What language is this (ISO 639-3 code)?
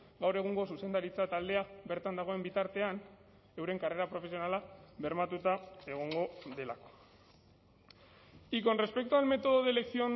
eus